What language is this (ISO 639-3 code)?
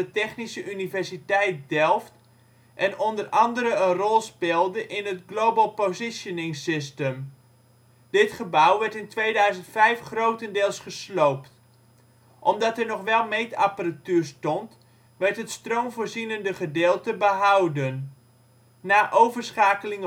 nld